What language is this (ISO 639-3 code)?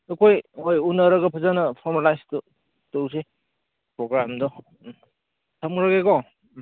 mni